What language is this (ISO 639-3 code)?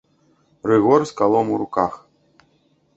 bel